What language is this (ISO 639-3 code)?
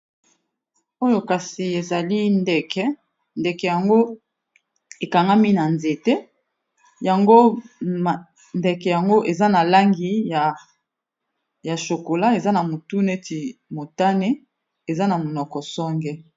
lin